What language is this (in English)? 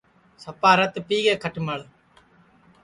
Sansi